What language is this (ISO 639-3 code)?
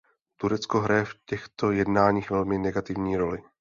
ces